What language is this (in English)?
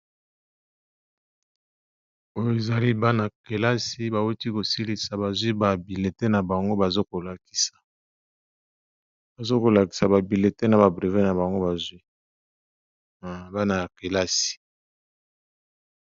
Lingala